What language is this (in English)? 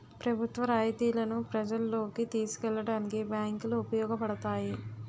Telugu